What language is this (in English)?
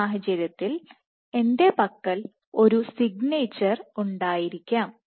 Malayalam